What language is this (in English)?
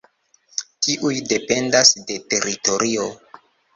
Esperanto